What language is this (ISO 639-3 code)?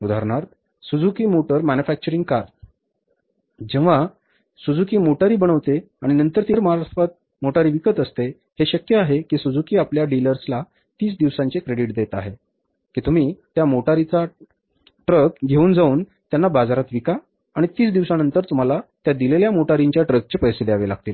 mar